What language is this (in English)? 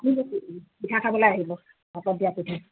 Assamese